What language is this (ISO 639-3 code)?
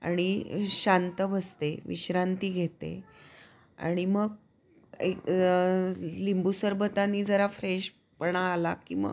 mar